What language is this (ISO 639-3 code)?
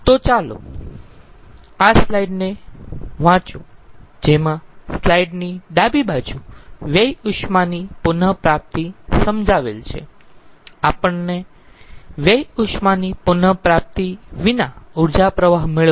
guj